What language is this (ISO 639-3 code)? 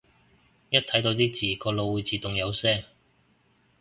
yue